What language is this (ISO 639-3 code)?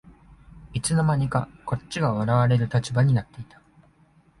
jpn